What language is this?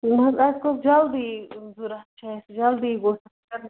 Kashmiri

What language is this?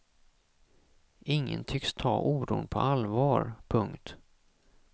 Swedish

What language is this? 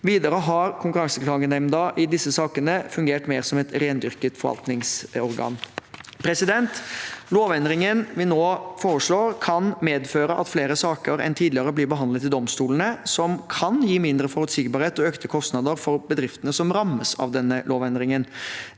Norwegian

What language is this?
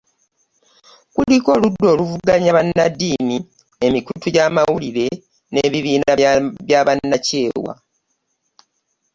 Ganda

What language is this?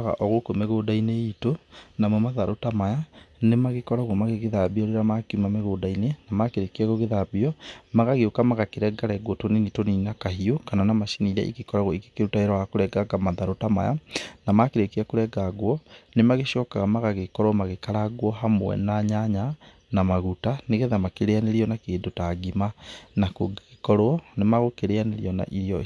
Kikuyu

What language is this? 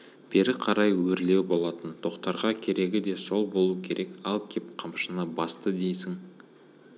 Kazakh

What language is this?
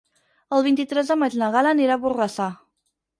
Catalan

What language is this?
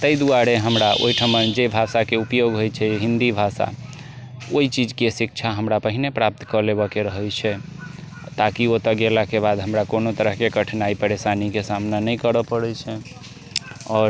Maithili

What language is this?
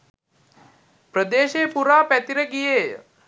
Sinhala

